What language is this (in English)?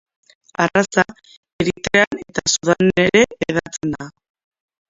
Basque